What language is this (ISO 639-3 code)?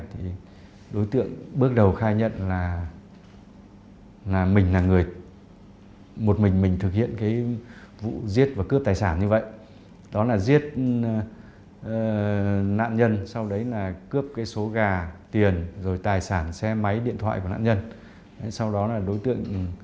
vie